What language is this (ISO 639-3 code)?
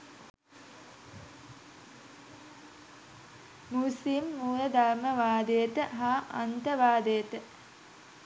sin